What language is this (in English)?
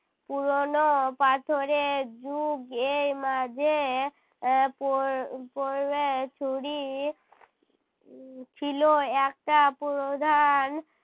Bangla